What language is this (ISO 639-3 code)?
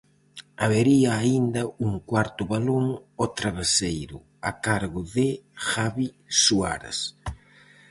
glg